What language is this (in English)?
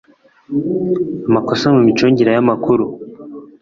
Kinyarwanda